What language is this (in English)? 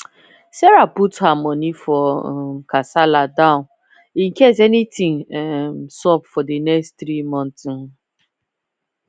Nigerian Pidgin